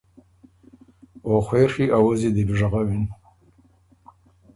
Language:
Ormuri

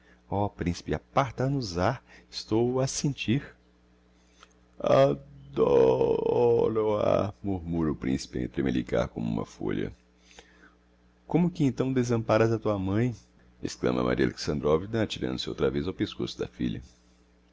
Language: Portuguese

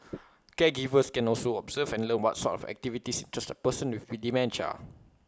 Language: English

